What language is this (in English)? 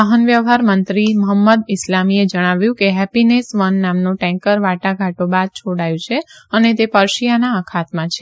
Gujarati